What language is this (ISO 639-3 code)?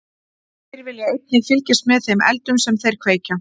isl